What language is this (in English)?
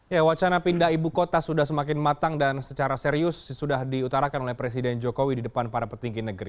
Indonesian